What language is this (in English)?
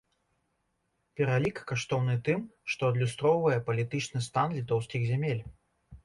Belarusian